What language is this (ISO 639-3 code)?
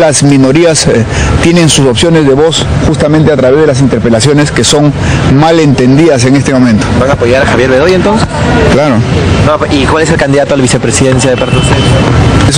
spa